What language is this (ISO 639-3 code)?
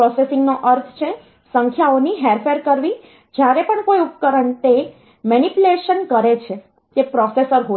guj